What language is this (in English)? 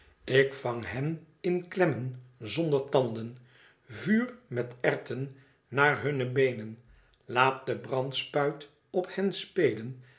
Dutch